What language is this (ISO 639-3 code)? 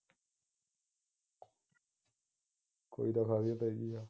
pan